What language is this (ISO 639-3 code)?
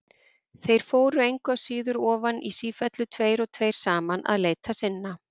isl